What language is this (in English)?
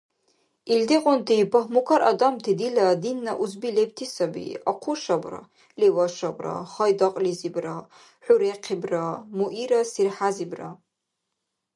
Dargwa